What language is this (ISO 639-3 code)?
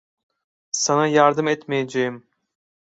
tur